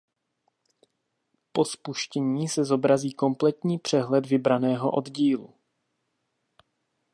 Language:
Czech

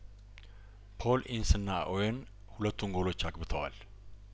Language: Amharic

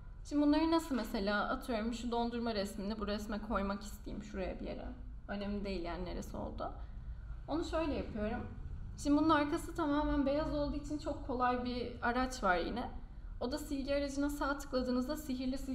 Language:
Turkish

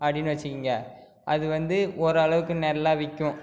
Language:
Tamil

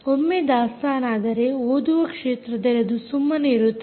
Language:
Kannada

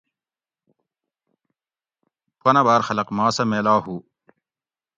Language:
Gawri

